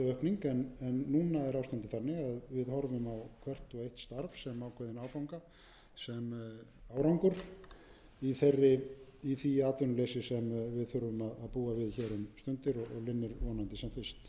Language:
Icelandic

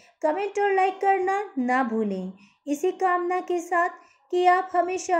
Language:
Hindi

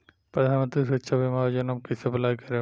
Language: Bhojpuri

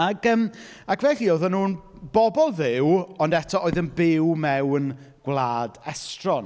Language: Welsh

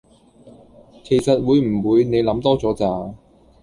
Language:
Cantonese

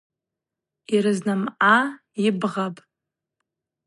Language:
Abaza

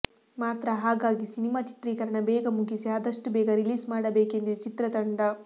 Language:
Kannada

